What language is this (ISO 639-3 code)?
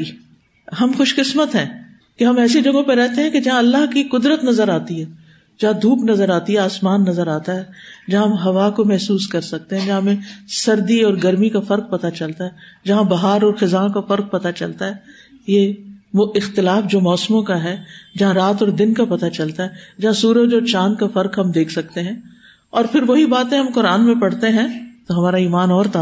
urd